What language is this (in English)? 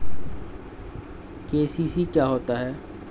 Hindi